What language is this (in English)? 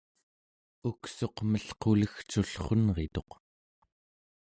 Central Yupik